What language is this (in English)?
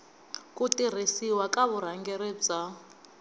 Tsonga